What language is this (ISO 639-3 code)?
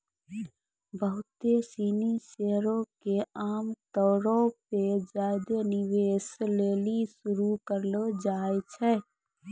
mai